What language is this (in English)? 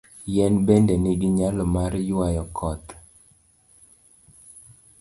Luo (Kenya and Tanzania)